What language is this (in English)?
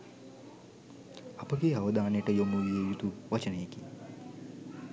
Sinhala